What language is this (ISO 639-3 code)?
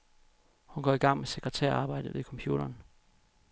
dan